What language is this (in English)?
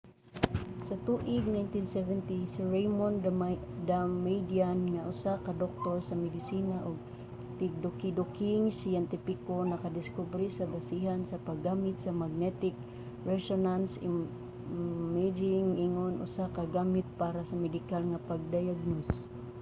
Cebuano